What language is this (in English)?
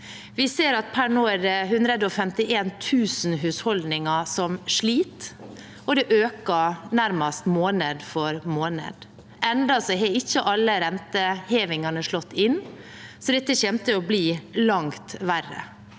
Norwegian